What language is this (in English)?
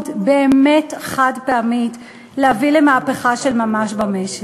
Hebrew